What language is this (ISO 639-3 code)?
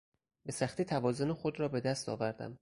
fas